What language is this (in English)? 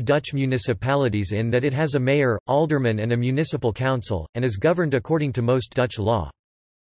English